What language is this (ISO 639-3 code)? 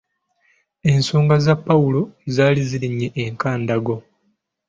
lug